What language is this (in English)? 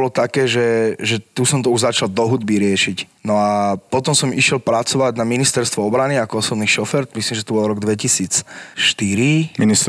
Slovak